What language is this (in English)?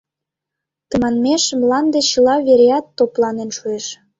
Mari